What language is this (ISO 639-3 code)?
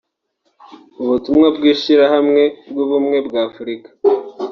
kin